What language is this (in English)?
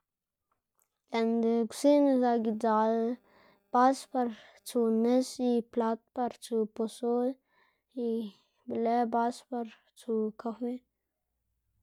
Xanaguía Zapotec